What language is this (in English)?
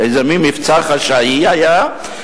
Hebrew